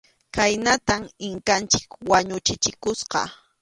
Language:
Arequipa-La Unión Quechua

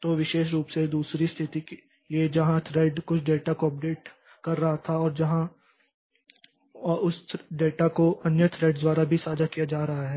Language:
Hindi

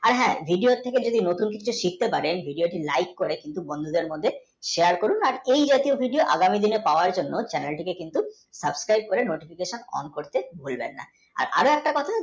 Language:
Bangla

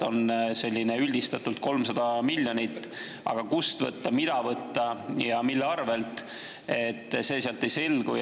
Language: Estonian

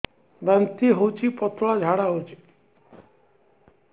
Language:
Odia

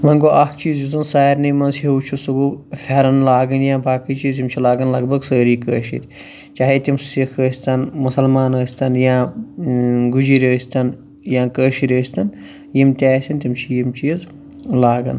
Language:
Kashmiri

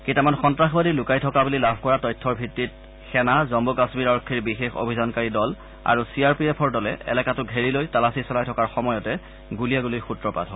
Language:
Assamese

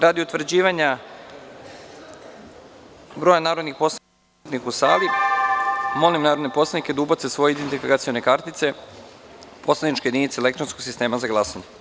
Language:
Serbian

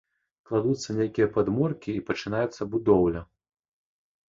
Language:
Belarusian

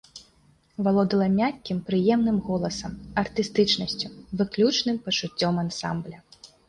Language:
Belarusian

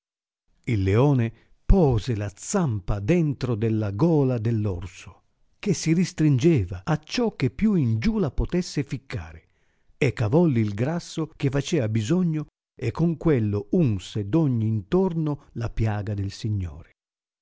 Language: Italian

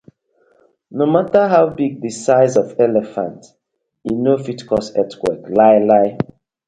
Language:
Nigerian Pidgin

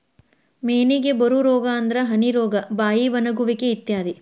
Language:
Kannada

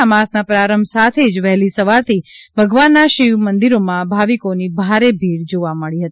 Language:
Gujarati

